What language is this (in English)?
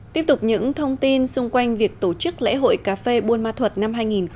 Vietnamese